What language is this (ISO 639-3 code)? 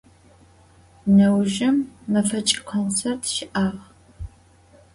ady